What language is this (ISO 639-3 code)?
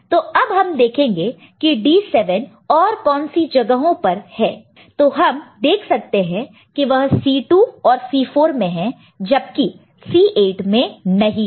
hin